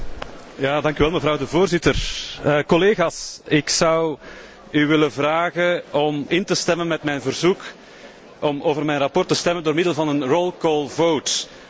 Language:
Dutch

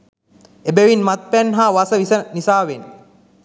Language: Sinhala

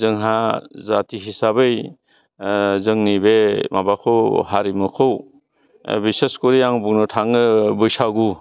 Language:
Bodo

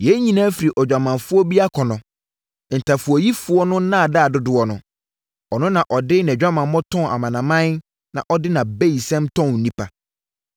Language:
Akan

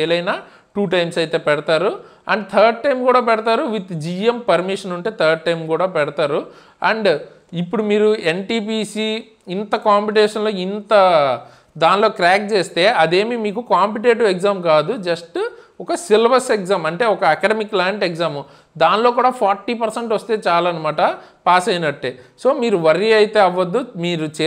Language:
Telugu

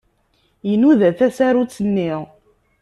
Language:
Kabyle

